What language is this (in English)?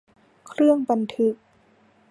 Thai